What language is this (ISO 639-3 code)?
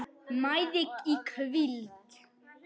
isl